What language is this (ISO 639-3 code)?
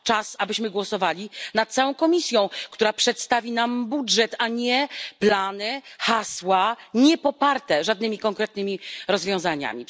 pol